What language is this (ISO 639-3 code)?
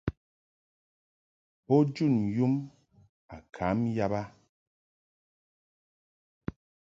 mhk